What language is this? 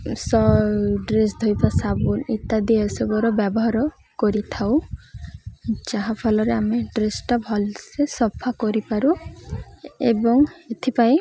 Odia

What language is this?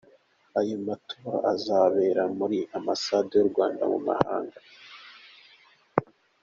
Kinyarwanda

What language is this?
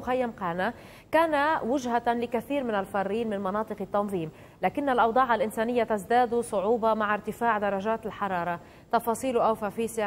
Arabic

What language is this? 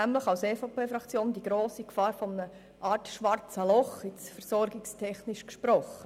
Swiss German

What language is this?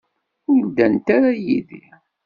Kabyle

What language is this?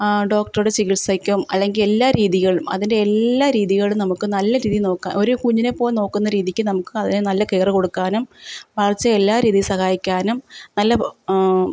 Malayalam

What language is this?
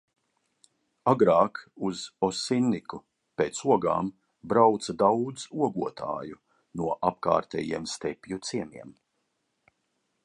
Latvian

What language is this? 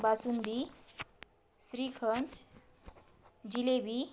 Marathi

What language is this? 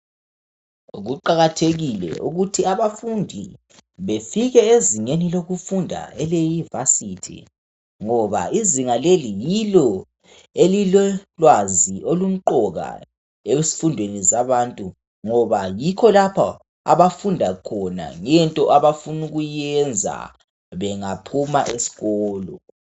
North Ndebele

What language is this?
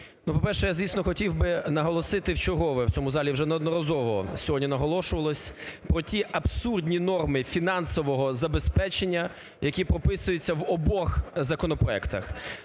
Ukrainian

